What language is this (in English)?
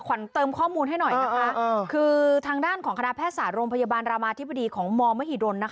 Thai